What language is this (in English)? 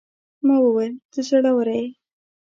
Pashto